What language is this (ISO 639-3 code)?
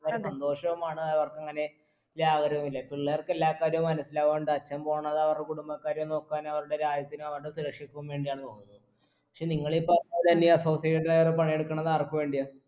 mal